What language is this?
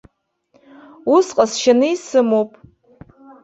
Abkhazian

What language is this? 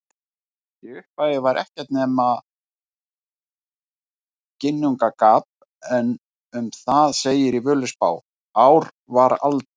Icelandic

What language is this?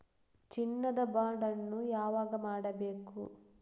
Kannada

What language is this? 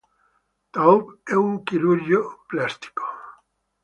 Italian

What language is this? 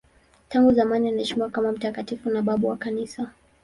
Swahili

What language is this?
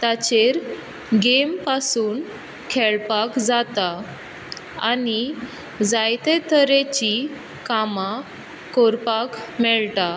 Konkani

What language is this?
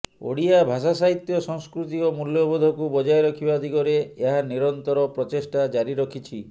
Odia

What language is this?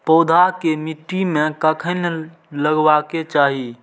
Maithili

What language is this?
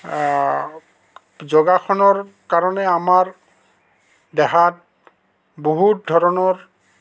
Assamese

